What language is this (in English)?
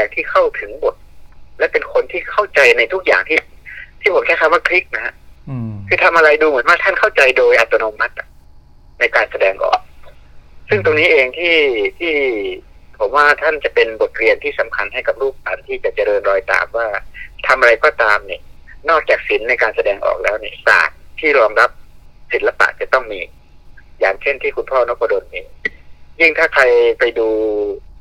Thai